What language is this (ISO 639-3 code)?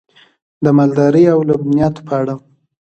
pus